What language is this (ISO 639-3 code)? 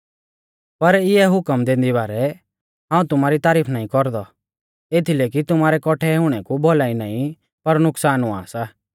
bfz